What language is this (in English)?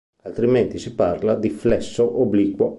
Italian